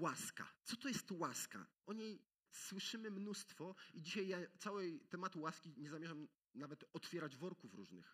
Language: Polish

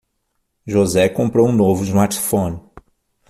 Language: Portuguese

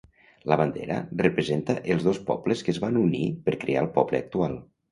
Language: Catalan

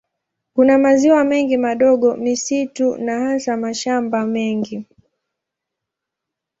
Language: Swahili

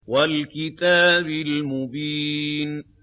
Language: Arabic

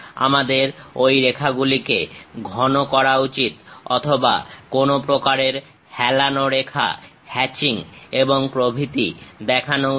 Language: Bangla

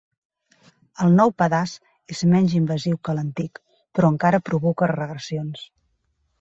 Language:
Catalan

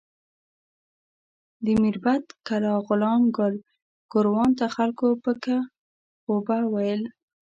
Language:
Pashto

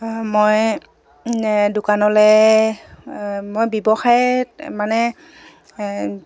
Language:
Assamese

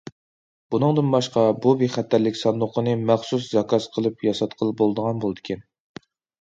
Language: Uyghur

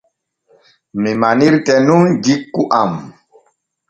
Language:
Borgu Fulfulde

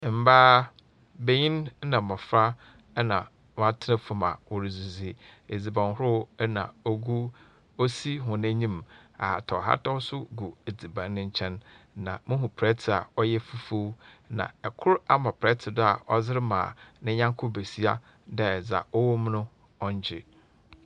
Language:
Akan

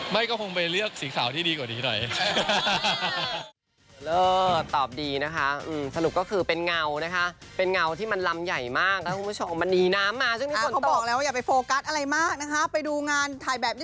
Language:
Thai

